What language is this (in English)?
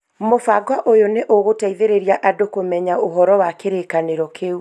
Kikuyu